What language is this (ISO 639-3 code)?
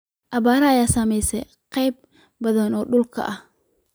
som